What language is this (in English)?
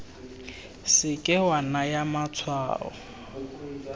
Tswana